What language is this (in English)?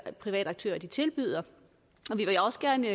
Danish